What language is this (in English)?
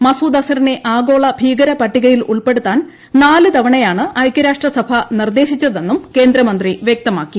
Malayalam